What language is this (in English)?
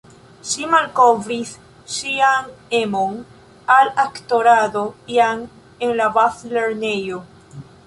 Esperanto